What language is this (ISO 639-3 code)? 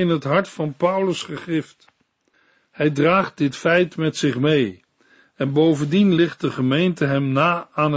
nld